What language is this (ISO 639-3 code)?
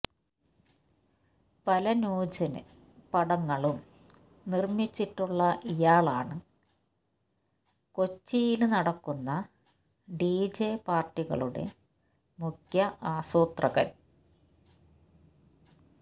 mal